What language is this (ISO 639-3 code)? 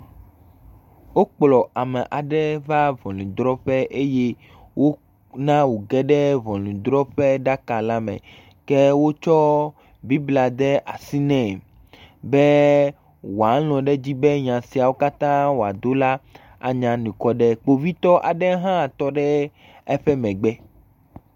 ewe